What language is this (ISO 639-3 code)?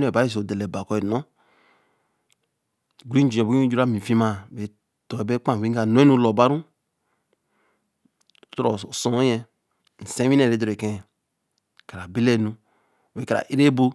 elm